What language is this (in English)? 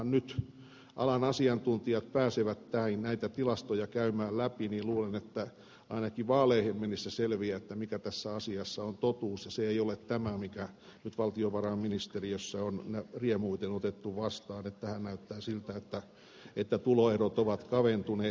Finnish